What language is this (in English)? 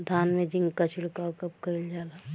Bhojpuri